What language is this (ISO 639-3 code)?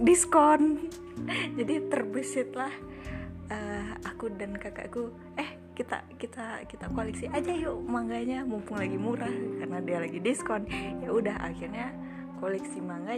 ind